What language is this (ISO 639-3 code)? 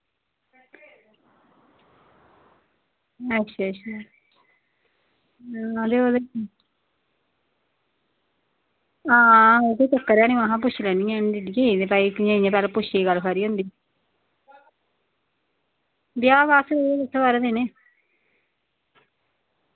doi